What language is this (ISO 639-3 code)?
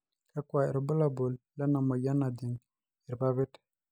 mas